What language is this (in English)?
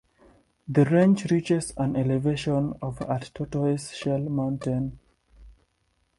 English